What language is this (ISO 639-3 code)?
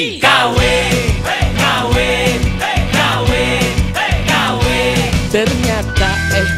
ind